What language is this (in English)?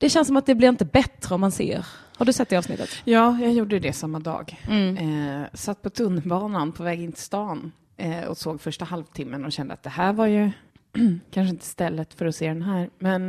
Swedish